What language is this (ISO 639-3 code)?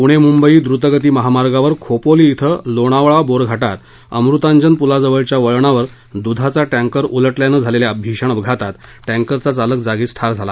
mar